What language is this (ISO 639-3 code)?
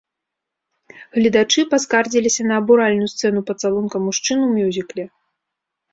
bel